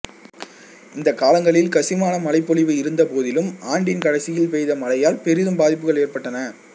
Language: Tamil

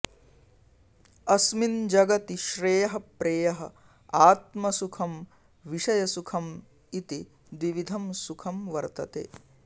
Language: Sanskrit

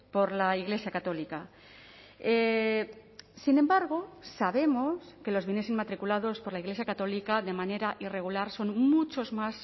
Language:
Spanish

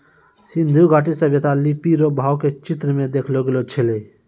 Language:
Maithili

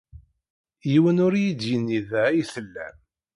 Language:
Kabyle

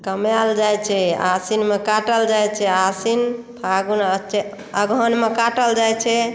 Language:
Maithili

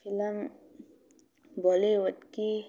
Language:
Manipuri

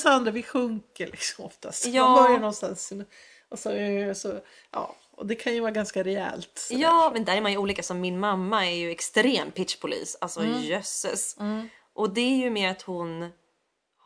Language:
Swedish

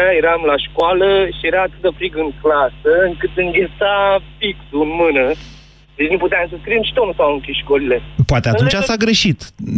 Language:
Romanian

